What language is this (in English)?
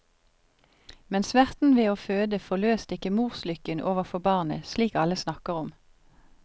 Norwegian